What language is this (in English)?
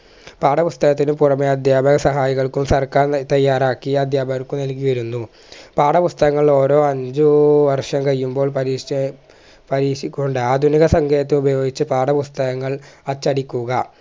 Malayalam